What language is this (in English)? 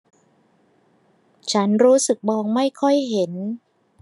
Thai